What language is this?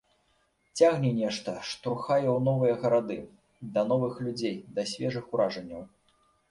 Belarusian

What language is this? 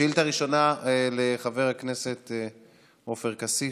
Hebrew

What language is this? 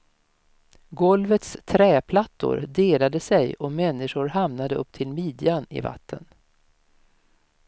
Swedish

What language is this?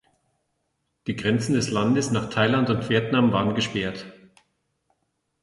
German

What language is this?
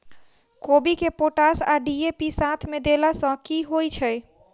Maithili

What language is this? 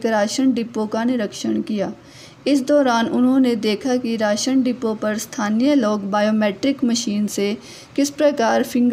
Hindi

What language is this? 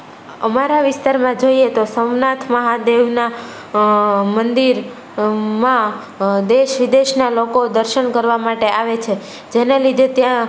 Gujarati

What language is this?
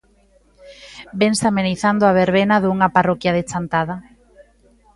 Galician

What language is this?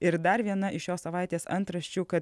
Lithuanian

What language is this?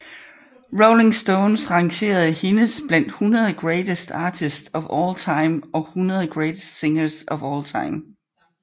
Danish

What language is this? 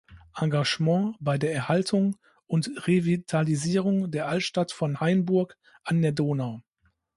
German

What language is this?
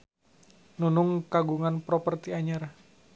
Sundanese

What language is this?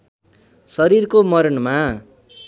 Nepali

